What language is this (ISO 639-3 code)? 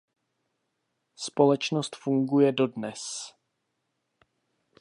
ces